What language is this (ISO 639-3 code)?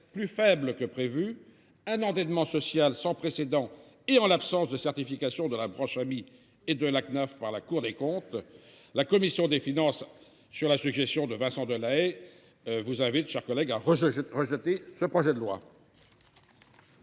fra